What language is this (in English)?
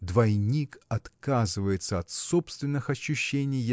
Russian